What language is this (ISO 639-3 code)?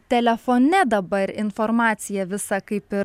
lit